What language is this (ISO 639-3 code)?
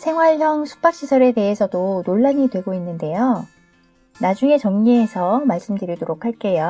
kor